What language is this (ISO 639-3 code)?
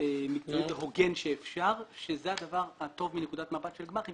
heb